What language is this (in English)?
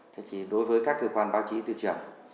Vietnamese